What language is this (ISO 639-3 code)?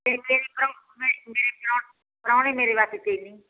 pan